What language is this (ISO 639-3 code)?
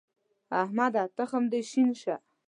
pus